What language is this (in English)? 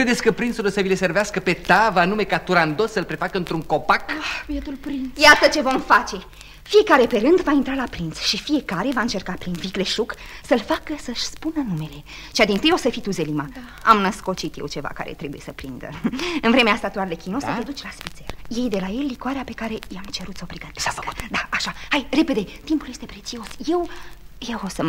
Romanian